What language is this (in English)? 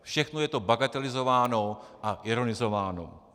Czech